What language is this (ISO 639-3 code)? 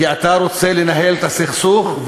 heb